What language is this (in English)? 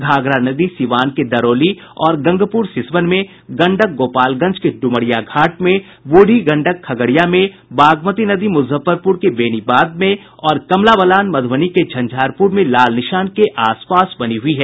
Hindi